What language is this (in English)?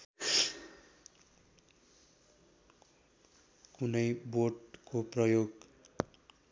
Nepali